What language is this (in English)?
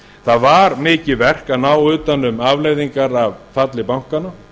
Icelandic